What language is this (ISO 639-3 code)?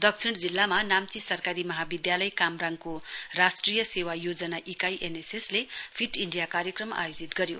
nep